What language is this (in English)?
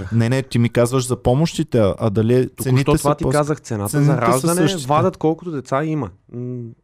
Bulgarian